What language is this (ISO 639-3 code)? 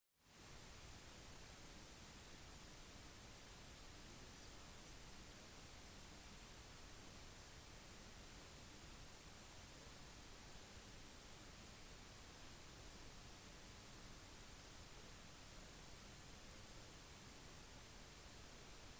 nob